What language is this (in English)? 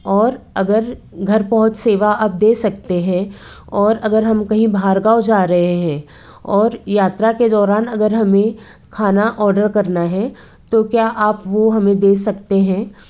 Hindi